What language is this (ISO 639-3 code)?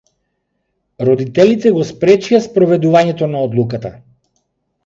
mkd